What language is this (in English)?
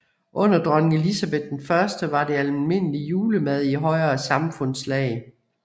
Danish